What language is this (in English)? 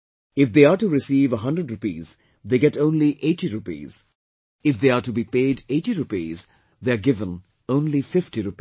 English